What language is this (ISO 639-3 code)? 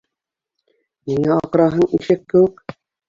bak